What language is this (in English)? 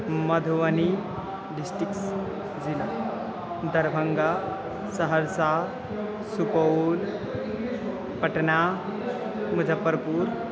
Sanskrit